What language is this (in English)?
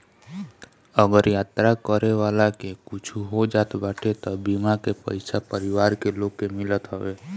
Bhojpuri